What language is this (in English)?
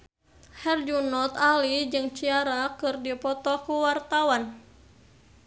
Sundanese